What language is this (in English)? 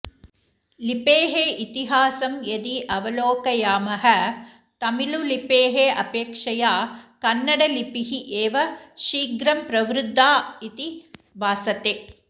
Sanskrit